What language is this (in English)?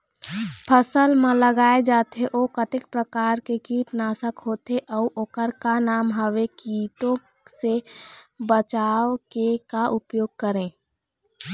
Chhattisgarhi